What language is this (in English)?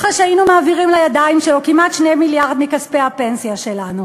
Hebrew